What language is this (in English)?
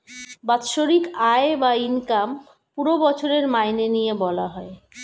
Bangla